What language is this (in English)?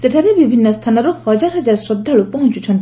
Odia